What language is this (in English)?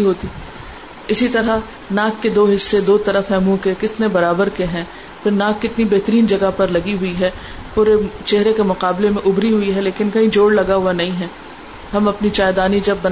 Urdu